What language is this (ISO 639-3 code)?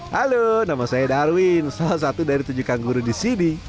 ind